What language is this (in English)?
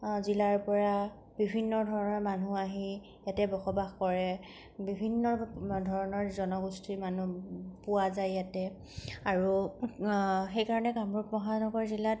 Assamese